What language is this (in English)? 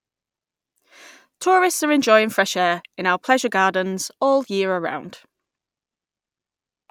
English